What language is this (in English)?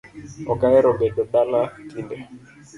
Luo (Kenya and Tanzania)